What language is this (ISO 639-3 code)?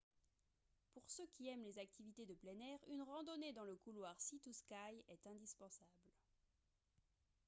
fra